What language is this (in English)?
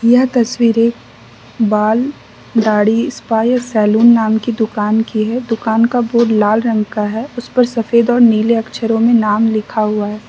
Hindi